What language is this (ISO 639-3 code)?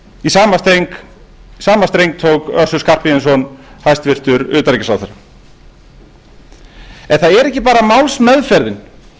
isl